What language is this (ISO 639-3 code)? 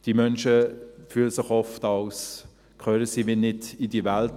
gsw